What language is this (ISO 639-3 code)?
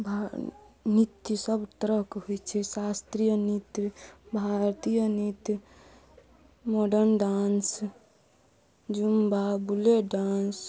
mai